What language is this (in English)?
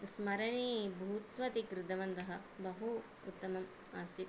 Sanskrit